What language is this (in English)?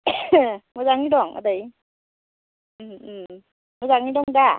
Bodo